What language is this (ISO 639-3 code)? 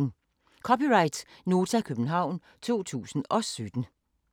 dan